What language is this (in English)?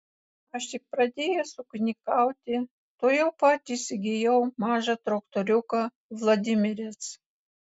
Lithuanian